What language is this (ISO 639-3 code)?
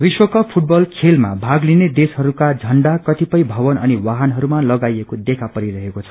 nep